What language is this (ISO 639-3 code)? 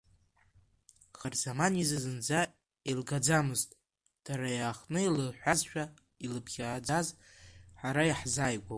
abk